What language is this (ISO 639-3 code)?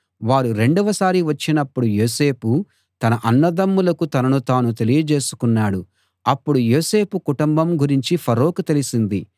tel